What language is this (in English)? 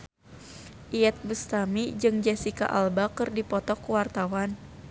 Sundanese